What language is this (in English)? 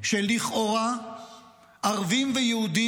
Hebrew